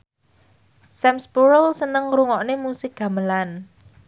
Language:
Javanese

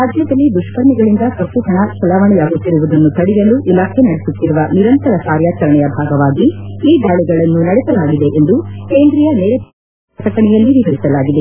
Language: Kannada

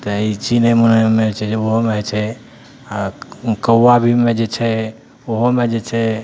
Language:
Maithili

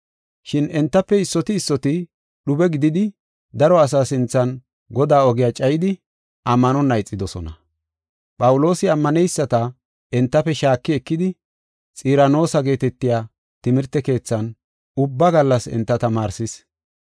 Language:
Gofa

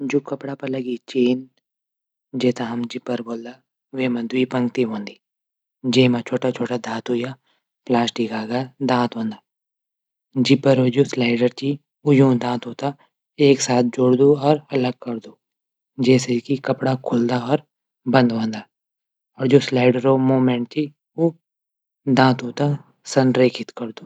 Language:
Garhwali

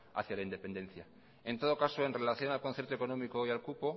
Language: Spanish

